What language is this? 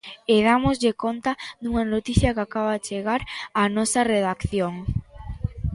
Galician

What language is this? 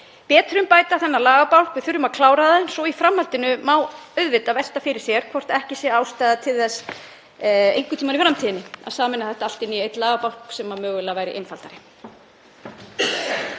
Icelandic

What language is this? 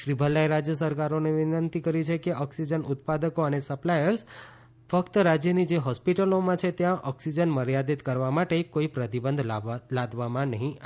Gujarati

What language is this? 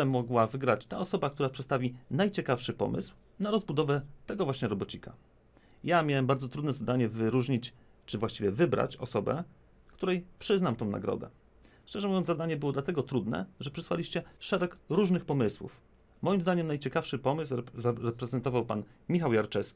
Polish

